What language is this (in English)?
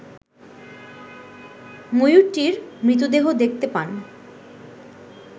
Bangla